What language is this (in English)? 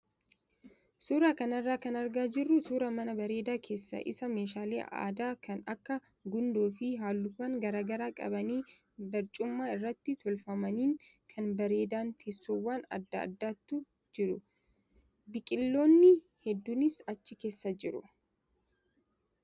Oromo